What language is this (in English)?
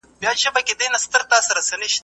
Pashto